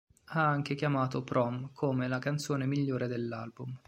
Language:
Italian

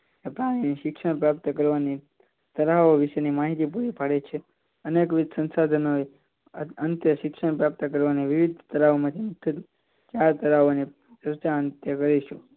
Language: Gujarati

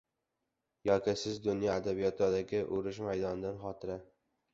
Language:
Uzbek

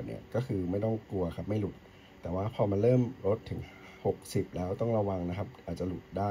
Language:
Thai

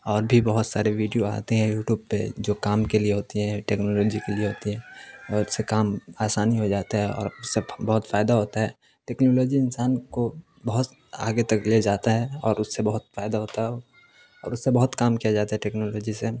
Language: Urdu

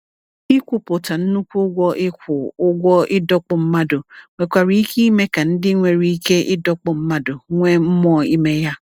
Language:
Igbo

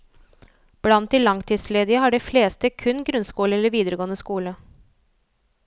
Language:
Norwegian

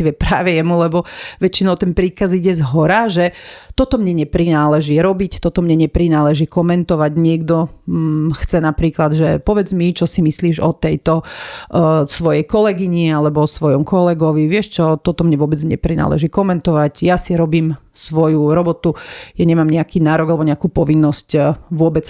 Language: Slovak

